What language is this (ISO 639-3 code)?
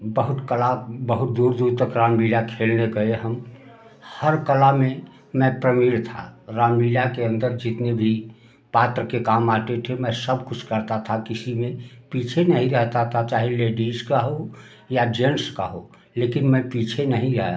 hin